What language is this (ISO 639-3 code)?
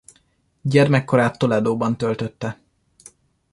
hun